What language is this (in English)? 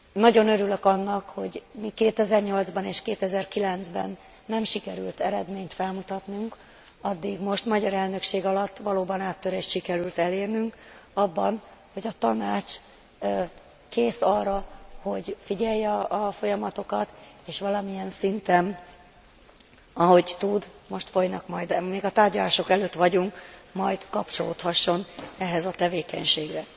Hungarian